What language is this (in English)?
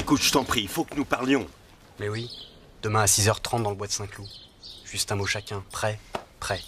French